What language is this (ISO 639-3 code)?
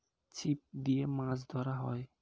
ben